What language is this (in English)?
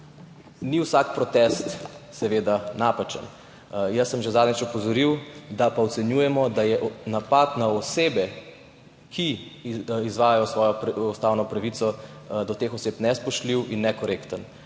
Slovenian